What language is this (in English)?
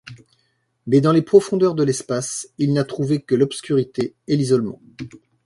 French